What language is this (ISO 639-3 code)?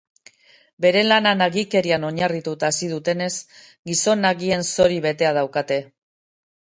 eus